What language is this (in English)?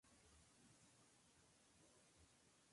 Spanish